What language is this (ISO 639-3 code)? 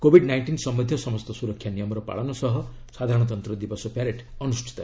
ori